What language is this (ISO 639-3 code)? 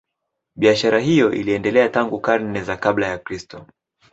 swa